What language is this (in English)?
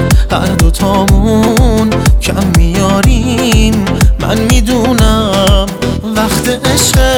Persian